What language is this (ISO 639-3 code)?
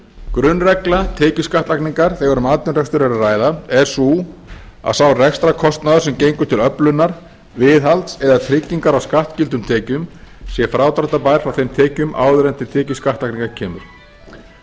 isl